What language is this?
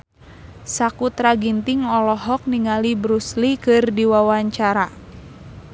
Sundanese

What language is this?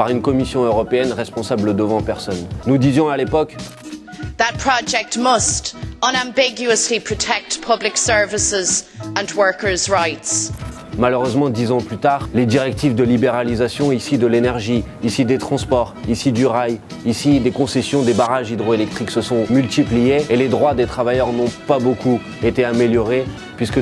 French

